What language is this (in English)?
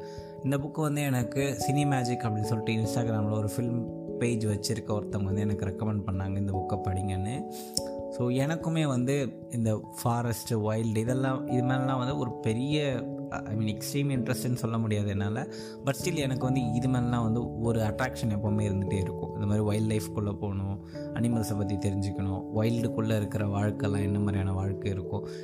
Tamil